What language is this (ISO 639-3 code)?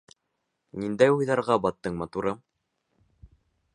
bak